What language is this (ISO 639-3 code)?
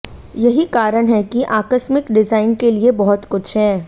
hin